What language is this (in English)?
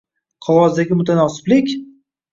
Uzbek